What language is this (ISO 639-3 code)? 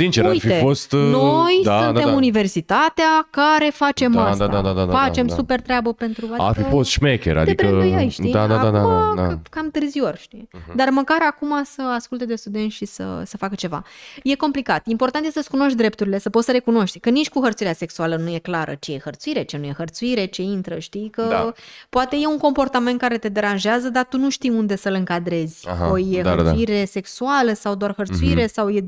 ron